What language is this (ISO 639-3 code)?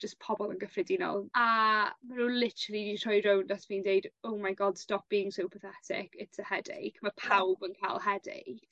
cym